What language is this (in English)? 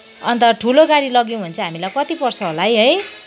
Nepali